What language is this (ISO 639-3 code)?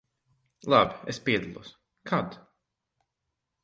lav